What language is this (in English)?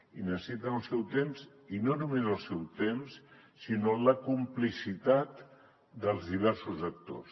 Catalan